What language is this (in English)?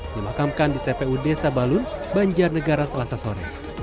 Indonesian